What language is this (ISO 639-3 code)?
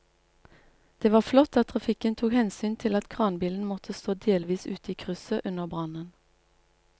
nor